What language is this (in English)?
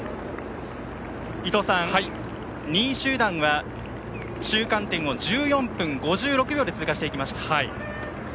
Japanese